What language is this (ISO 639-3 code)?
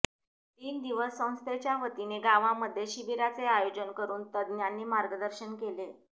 mar